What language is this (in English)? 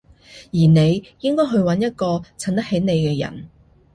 Cantonese